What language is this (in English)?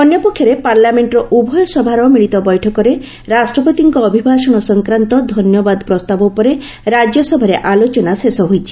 Odia